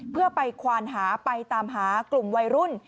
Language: Thai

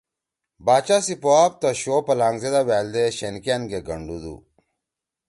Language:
Torwali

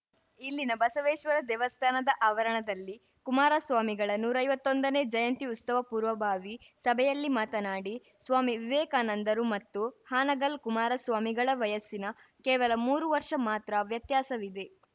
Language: Kannada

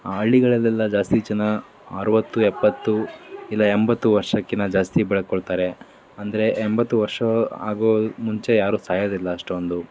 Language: Kannada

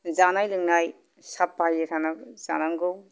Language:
Bodo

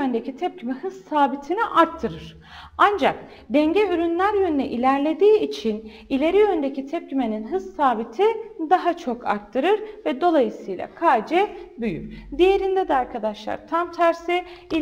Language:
Turkish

